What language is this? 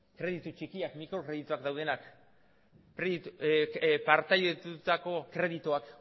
Basque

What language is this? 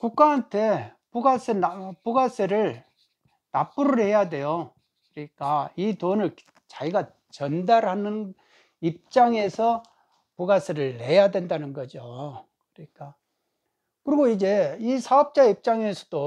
Korean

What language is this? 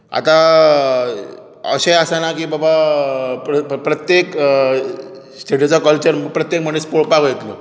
Konkani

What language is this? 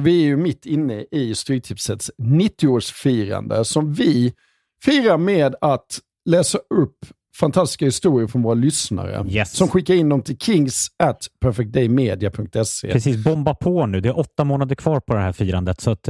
Swedish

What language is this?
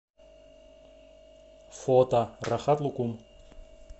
Russian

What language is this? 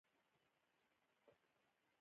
Pashto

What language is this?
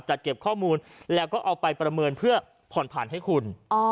Thai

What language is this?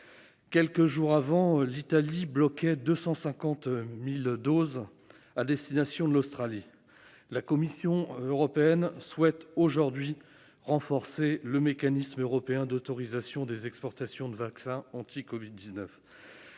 French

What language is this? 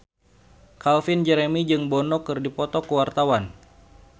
Sundanese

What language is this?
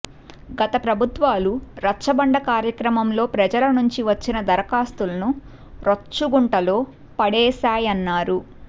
Telugu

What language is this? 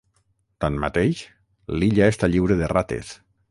Catalan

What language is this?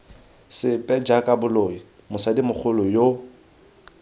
Tswana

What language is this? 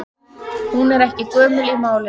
Icelandic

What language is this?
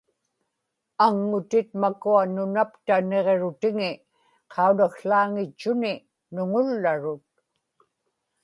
Inupiaq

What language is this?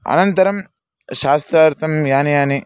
Sanskrit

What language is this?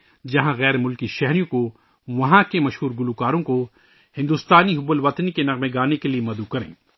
Urdu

